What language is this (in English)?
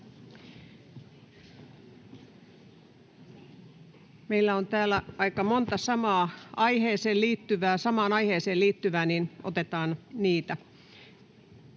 Finnish